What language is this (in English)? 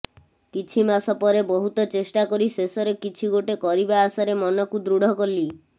Odia